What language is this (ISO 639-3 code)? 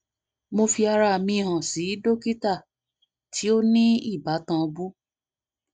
yor